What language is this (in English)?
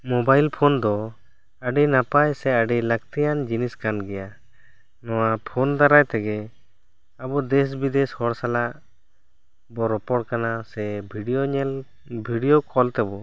Santali